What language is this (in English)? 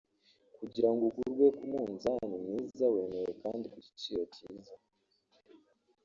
Kinyarwanda